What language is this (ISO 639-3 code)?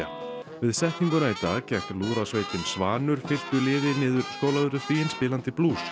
isl